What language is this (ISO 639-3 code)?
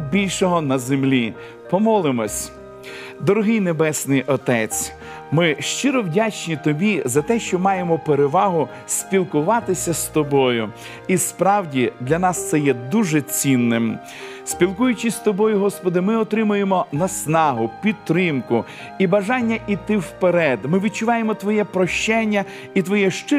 ukr